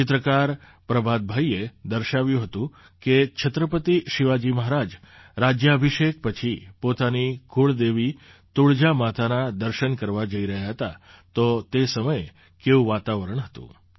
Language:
Gujarati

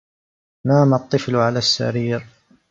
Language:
Arabic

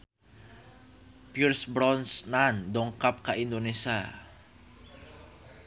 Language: Sundanese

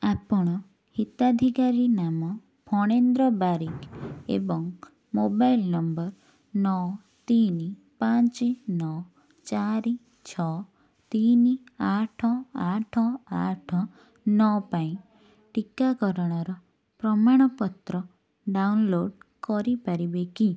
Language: Odia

